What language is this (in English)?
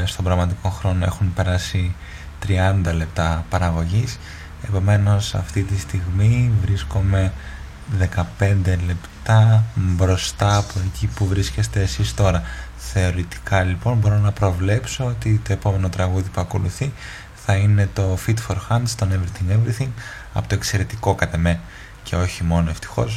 Greek